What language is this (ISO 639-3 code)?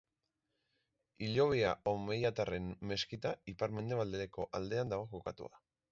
eus